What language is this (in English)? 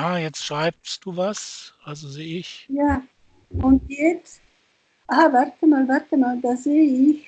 German